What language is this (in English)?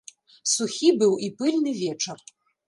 Belarusian